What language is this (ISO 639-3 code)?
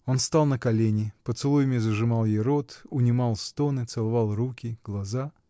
rus